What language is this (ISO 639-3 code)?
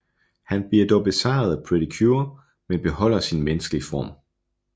dan